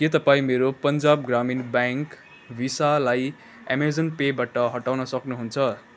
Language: Nepali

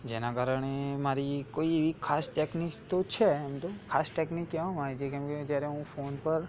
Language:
Gujarati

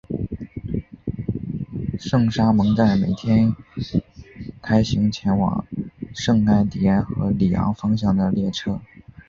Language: Chinese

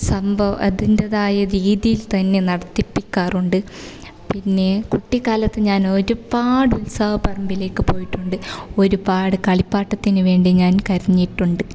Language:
Malayalam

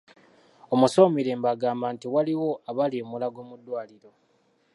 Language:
Ganda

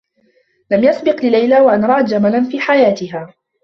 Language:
Arabic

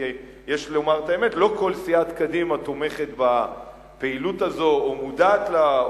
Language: Hebrew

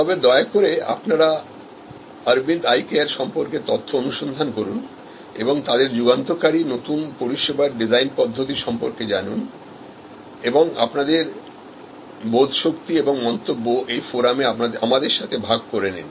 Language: Bangla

